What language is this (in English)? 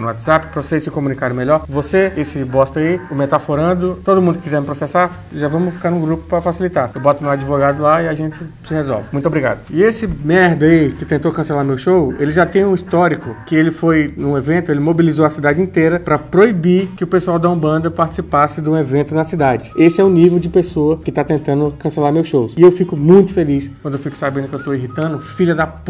Portuguese